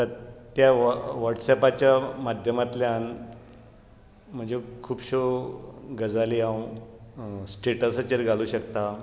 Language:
Konkani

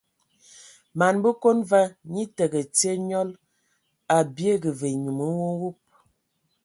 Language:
Ewondo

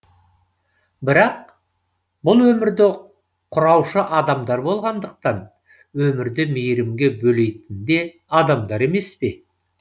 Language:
Kazakh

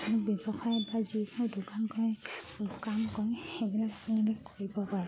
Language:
Assamese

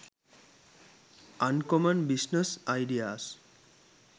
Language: Sinhala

